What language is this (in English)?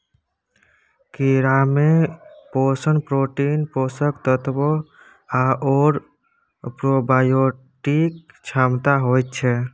Maithili